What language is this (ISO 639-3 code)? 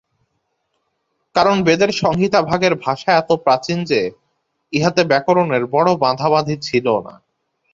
ben